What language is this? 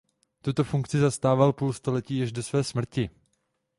Czech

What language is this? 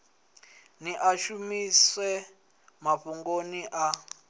Venda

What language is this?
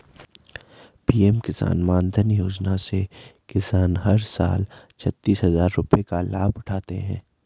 Hindi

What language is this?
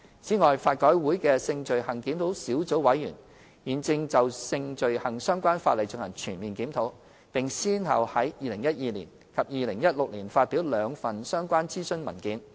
Cantonese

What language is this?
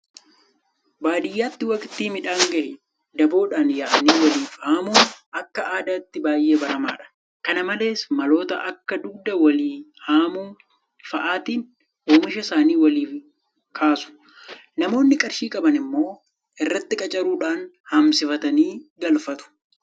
Oromo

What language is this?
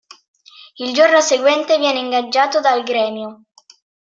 Italian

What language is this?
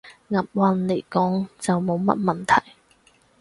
Cantonese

